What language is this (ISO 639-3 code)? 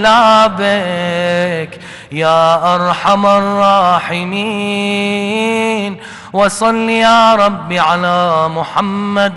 ara